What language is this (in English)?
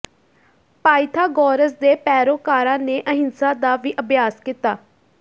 Punjabi